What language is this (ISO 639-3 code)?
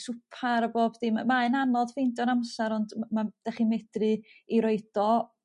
cym